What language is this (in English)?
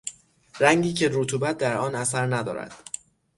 Persian